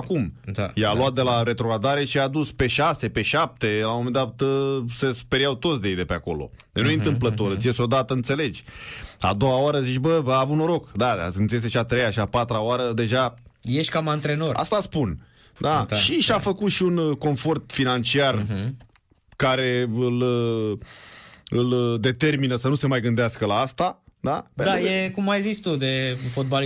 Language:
Romanian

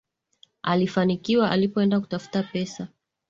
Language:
Swahili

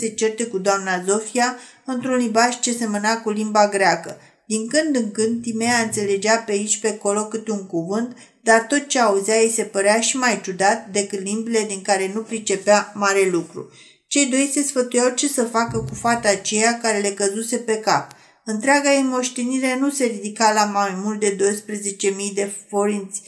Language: Romanian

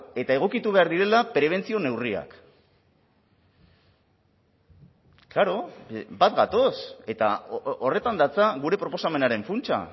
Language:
Basque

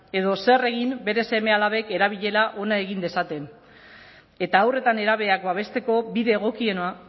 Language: Basque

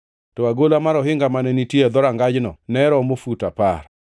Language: Luo (Kenya and Tanzania)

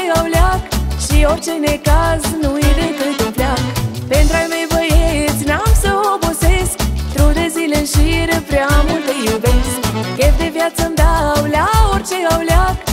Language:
Romanian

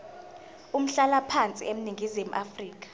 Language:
Zulu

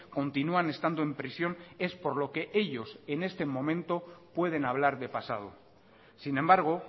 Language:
Spanish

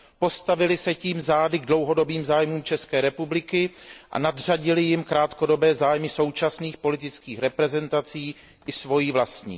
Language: Czech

